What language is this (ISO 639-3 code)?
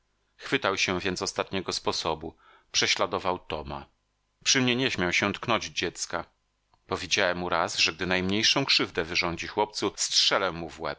pol